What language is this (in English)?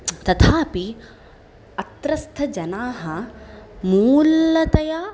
Sanskrit